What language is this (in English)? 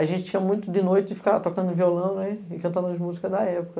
Portuguese